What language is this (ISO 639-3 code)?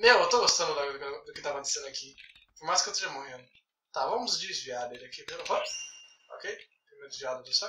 por